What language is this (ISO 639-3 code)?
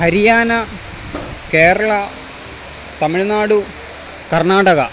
mal